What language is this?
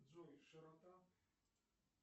Russian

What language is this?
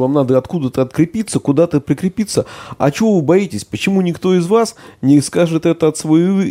Russian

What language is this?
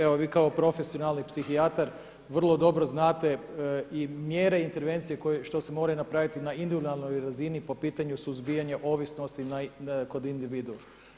Croatian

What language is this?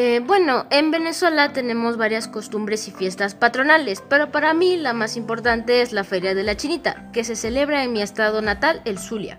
Spanish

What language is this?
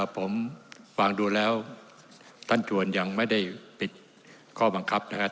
Thai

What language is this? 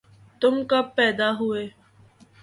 Urdu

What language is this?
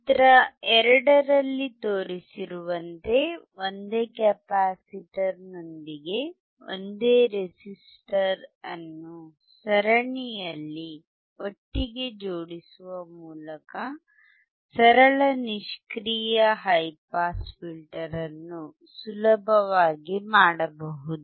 Kannada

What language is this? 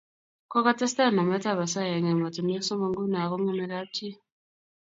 Kalenjin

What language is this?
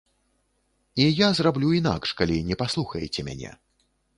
Belarusian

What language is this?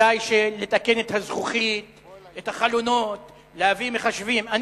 Hebrew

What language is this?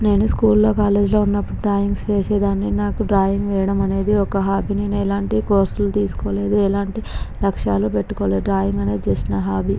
Telugu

